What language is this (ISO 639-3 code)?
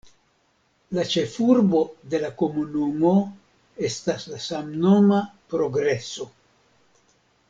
epo